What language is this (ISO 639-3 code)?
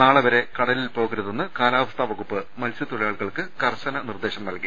mal